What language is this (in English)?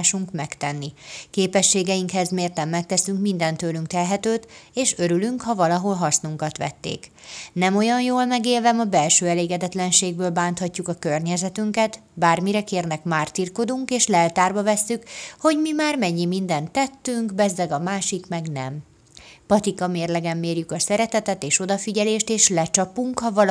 Hungarian